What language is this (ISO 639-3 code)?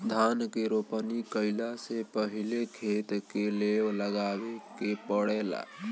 bho